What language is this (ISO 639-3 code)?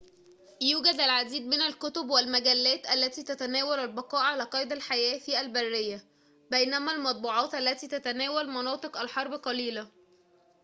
ara